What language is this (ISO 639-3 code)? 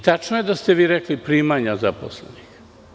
srp